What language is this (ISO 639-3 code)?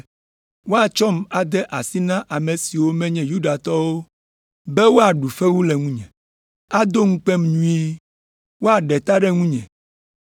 ewe